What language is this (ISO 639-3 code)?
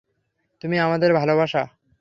ben